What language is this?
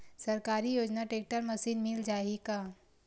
Chhattisgarhi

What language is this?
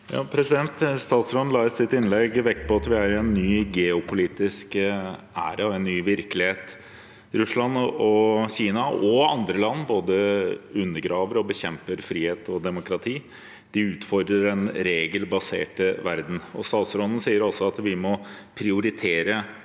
Norwegian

